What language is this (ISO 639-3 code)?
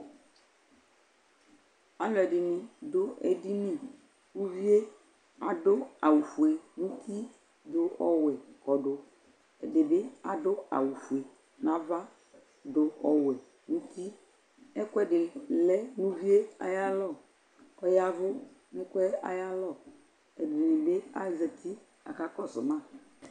kpo